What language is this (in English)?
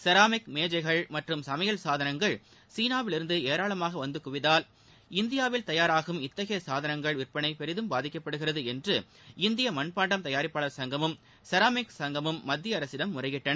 Tamil